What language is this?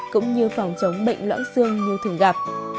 Vietnamese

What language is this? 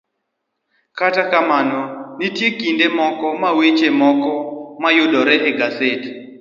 Luo (Kenya and Tanzania)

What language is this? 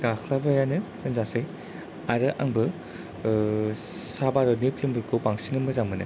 Bodo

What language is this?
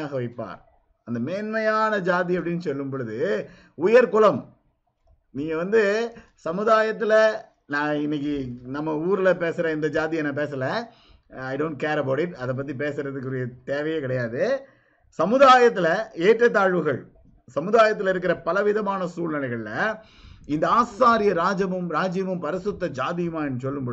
Tamil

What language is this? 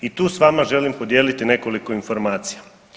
Croatian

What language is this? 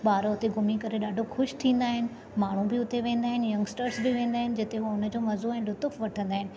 Sindhi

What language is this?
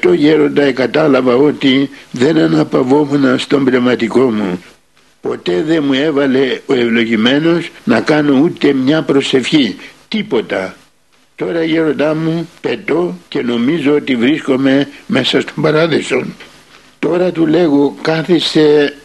Greek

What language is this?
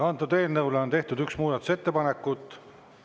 Estonian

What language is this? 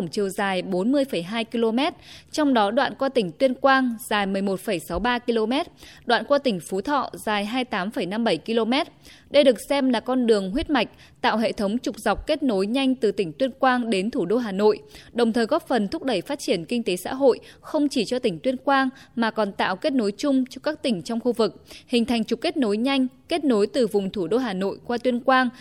Vietnamese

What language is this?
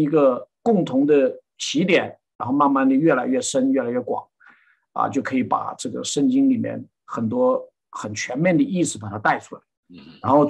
Chinese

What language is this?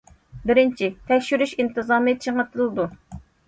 Uyghur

